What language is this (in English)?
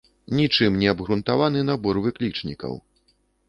Belarusian